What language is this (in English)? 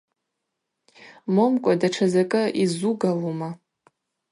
Abaza